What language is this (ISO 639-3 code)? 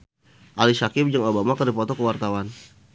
sun